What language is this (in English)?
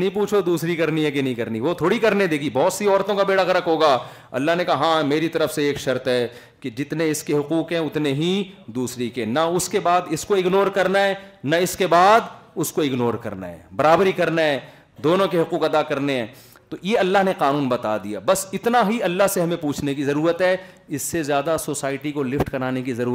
Urdu